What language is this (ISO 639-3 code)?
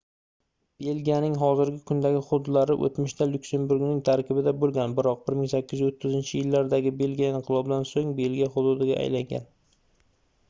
uzb